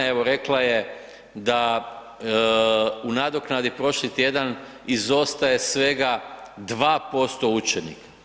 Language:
Croatian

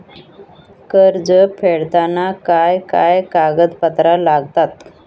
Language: Marathi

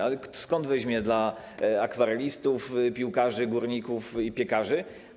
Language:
Polish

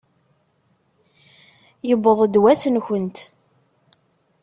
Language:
Kabyle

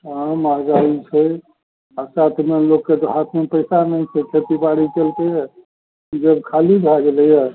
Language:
Maithili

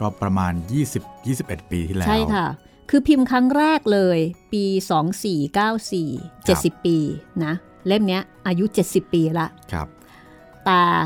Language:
Thai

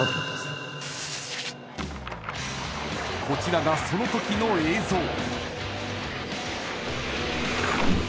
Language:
Japanese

